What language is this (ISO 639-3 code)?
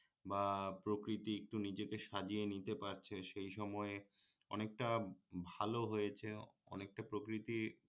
ben